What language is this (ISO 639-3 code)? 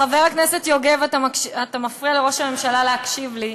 heb